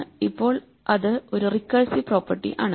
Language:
Malayalam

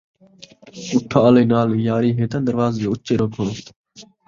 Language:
Saraiki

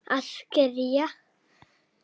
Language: Icelandic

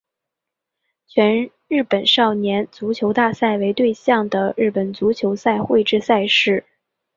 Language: Chinese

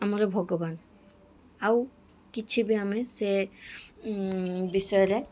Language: Odia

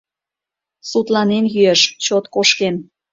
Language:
Mari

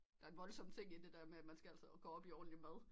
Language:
Danish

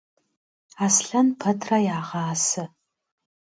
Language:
Kabardian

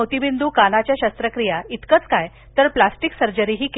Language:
Marathi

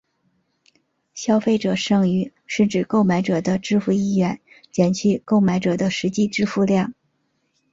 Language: Chinese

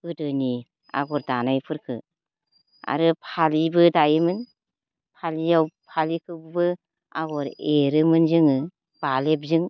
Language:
Bodo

